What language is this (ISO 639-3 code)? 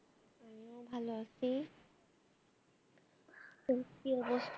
ben